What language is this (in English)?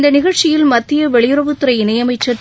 Tamil